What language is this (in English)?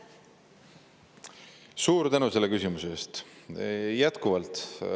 Estonian